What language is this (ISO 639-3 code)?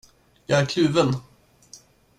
swe